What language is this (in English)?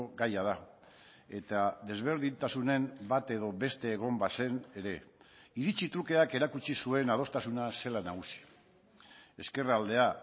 Basque